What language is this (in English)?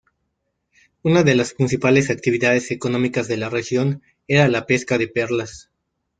Spanish